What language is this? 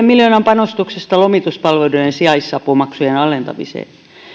Finnish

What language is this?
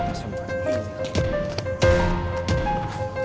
Indonesian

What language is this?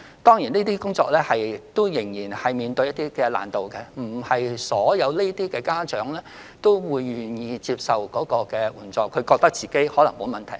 Cantonese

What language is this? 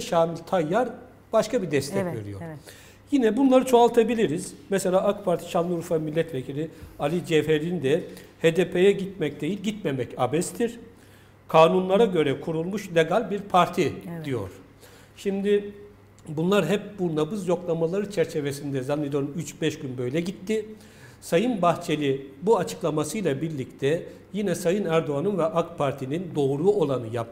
Turkish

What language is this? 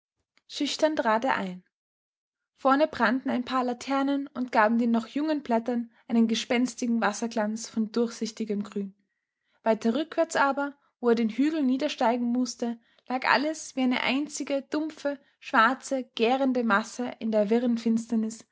German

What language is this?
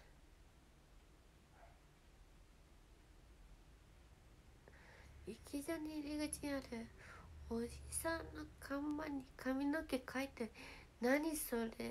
Japanese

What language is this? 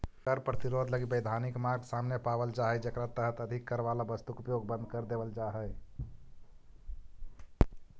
Magahi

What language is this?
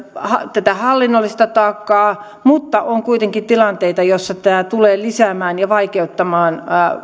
Finnish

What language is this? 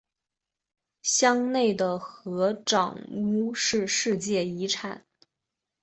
Chinese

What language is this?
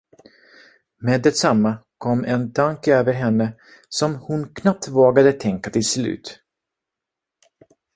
Swedish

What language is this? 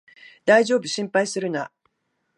Japanese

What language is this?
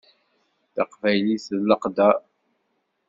Kabyle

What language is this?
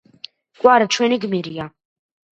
Georgian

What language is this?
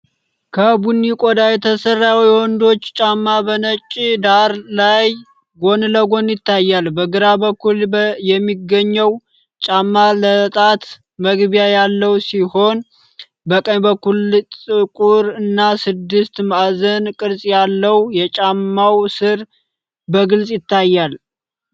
Amharic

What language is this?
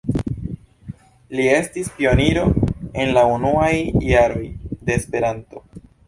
Esperanto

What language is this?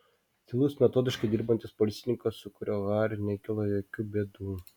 Lithuanian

